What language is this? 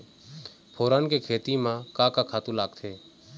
Chhattisgarhi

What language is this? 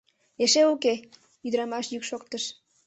Mari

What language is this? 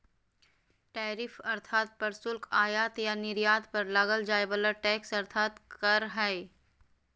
Magahi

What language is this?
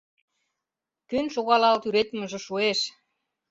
Mari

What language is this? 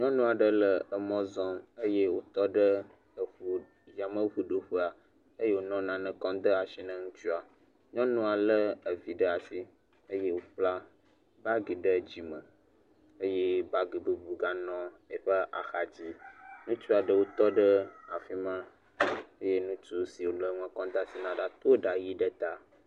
Ewe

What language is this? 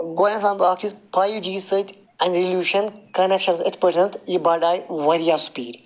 Kashmiri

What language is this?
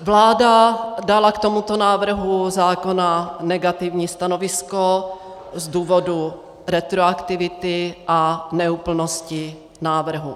Czech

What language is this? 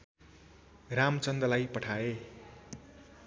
Nepali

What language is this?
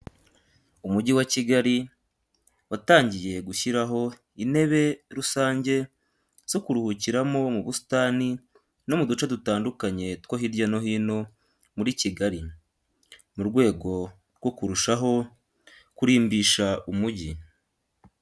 Kinyarwanda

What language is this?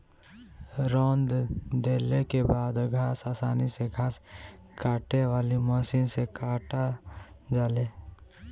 Bhojpuri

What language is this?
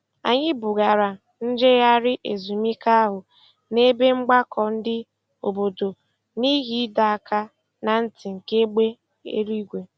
Igbo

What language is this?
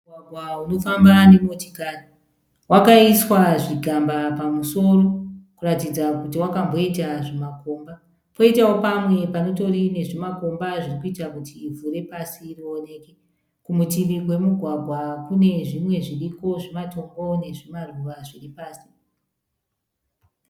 Shona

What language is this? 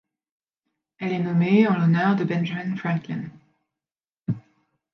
French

